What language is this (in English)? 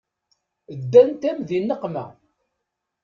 Kabyle